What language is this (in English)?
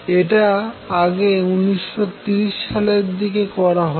Bangla